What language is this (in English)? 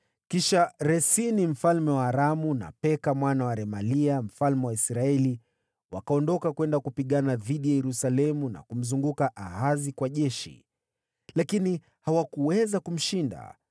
Swahili